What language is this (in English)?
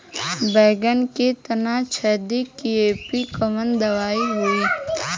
Bhojpuri